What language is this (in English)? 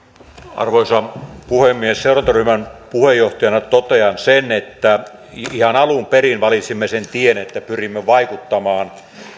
Finnish